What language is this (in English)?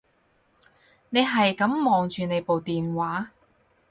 Cantonese